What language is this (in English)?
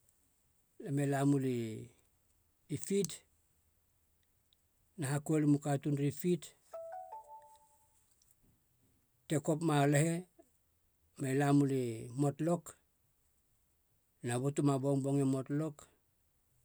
Halia